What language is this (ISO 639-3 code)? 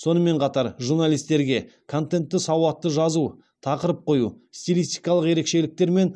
kaz